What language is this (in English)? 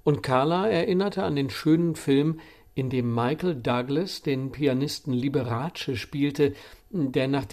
German